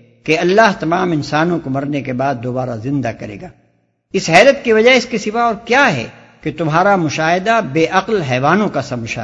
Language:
Urdu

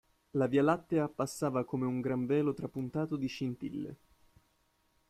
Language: Italian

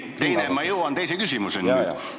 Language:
Estonian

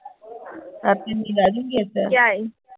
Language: Punjabi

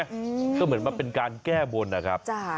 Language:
Thai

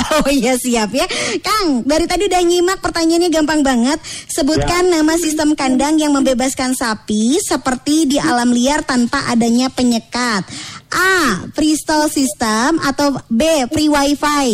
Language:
Indonesian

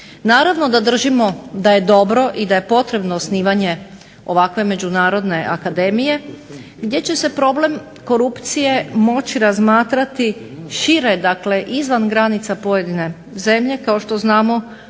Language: Croatian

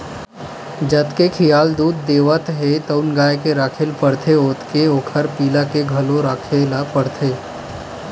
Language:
Chhattisgarhi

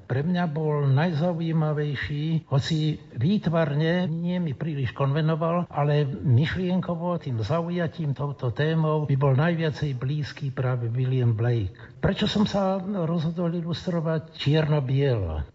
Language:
Slovak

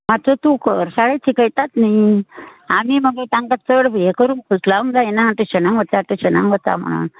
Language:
Konkani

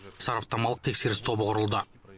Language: Kazakh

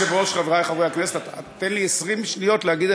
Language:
Hebrew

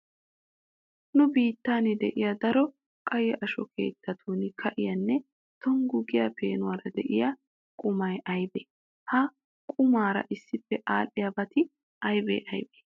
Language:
Wolaytta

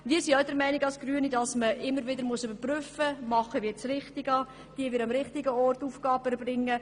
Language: Swiss German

